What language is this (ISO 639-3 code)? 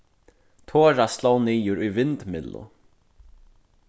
fao